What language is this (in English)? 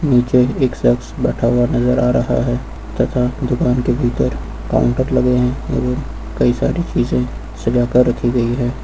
Hindi